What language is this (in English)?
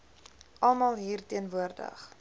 Afrikaans